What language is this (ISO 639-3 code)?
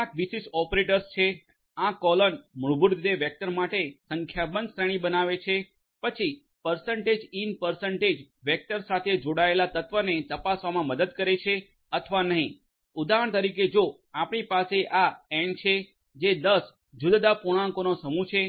guj